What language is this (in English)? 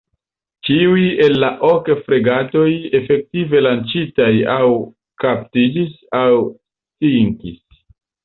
Esperanto